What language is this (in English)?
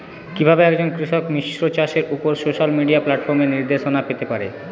Bangla